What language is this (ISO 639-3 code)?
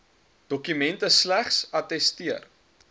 afr